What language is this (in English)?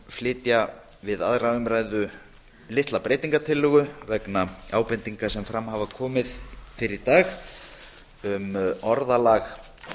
Icelandic